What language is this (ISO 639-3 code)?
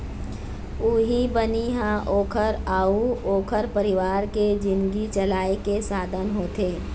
hne